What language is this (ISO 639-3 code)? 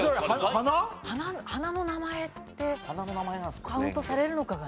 jpn